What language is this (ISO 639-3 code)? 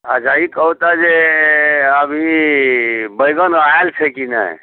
mai